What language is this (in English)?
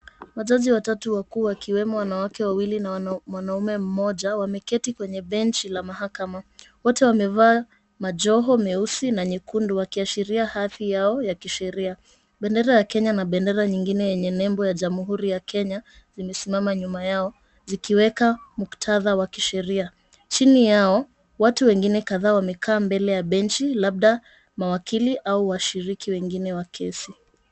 Swahili